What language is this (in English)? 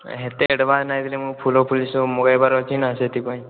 Odia